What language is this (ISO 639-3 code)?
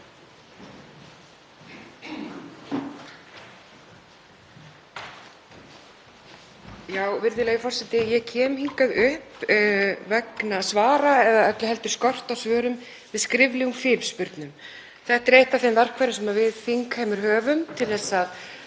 isl